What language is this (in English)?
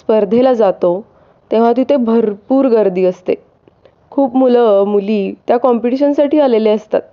Marathi